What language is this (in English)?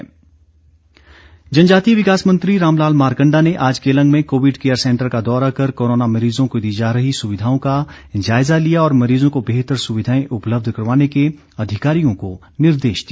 Hindi